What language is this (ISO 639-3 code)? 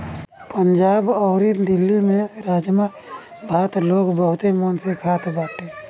bho